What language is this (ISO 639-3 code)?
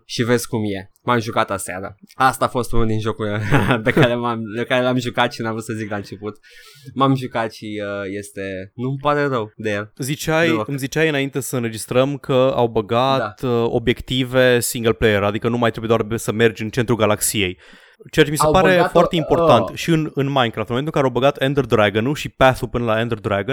ron